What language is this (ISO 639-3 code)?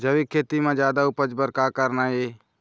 hne